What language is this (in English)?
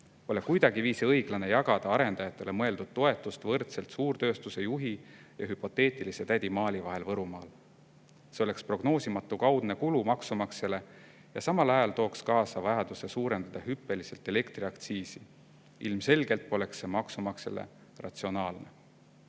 Estonian